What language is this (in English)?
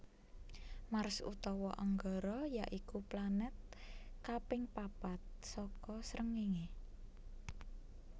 Javanese